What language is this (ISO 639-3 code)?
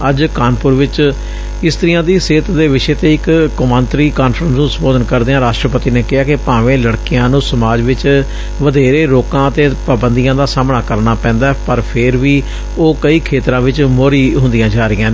pan